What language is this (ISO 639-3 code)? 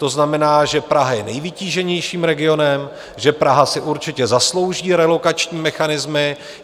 ces